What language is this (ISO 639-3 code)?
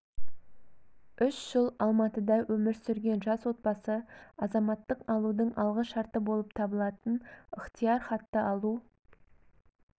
kaz